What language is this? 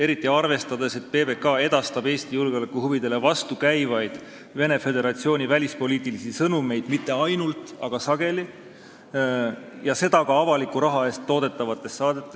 Estonian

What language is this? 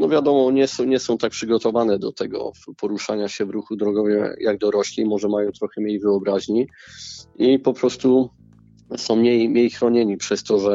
Polish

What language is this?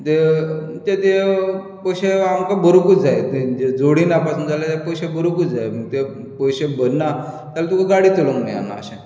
Konkani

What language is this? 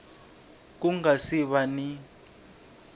Tsonga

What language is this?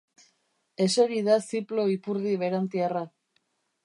Basque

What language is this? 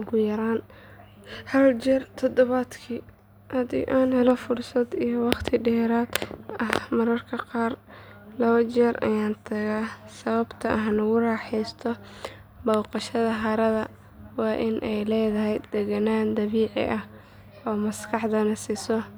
Somali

